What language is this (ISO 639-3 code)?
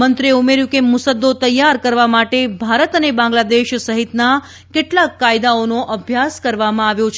guj